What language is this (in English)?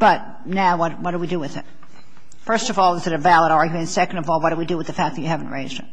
English